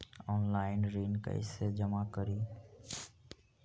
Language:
Magahi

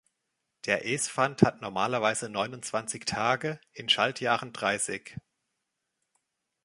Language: German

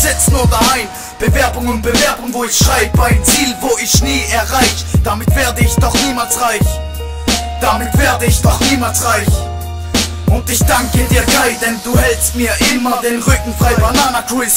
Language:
Bulgarian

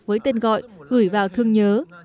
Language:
Vietnamese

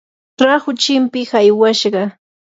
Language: Yanahuanca Pasco Quechua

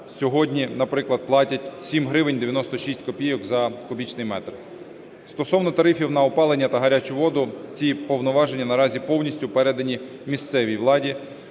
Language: Ukrainian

